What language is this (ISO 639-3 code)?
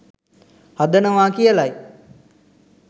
sin